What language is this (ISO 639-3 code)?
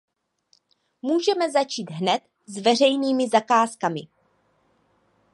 ces